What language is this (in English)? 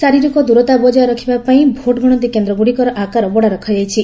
Odia